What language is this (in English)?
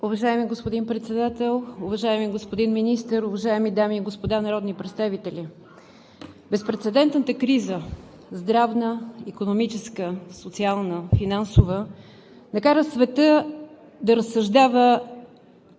Bulgarian